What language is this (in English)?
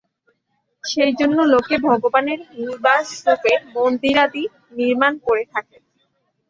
Bangla